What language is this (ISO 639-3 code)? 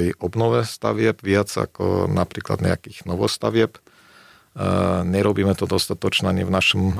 slk